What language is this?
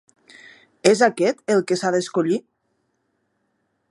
Catalan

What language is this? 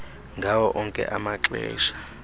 Xhosa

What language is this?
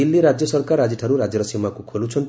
Odia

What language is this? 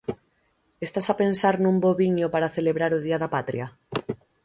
Galician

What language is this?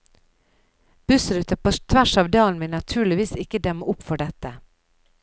Norwegian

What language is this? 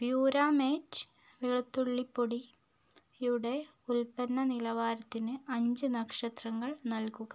Malayalam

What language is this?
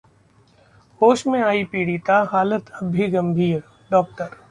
Hindi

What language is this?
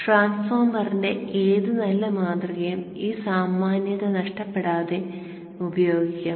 Malayalam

